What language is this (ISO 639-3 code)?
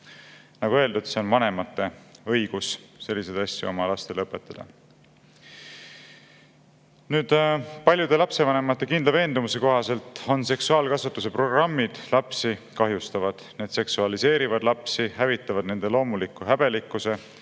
est